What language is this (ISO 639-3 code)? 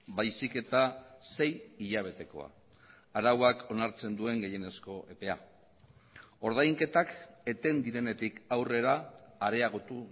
eus